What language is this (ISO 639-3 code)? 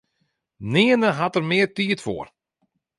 fry